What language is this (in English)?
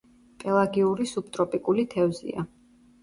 Georgian